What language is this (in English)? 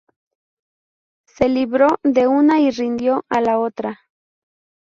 Spanish